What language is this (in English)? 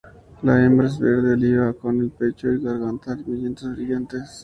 Spanish